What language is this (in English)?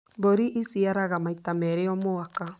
Kikuyu